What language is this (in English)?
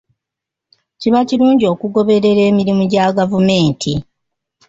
Ganda